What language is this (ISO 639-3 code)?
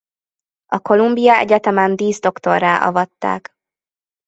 hun